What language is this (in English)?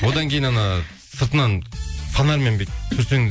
Kazakh